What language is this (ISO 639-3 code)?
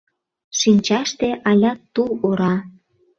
chm